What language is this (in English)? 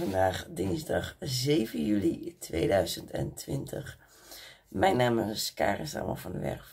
Dutch